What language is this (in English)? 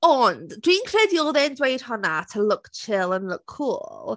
Welsh